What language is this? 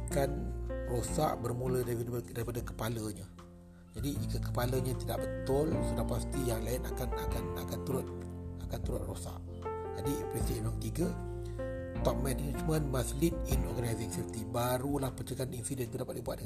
Malay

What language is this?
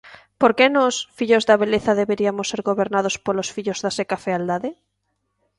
Galician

